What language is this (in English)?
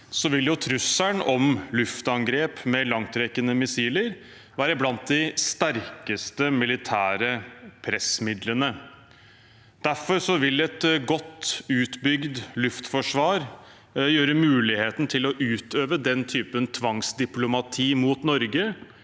Norwegian